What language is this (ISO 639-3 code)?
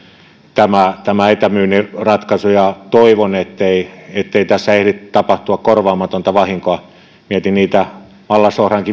fin